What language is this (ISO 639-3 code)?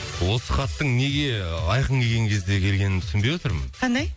kaz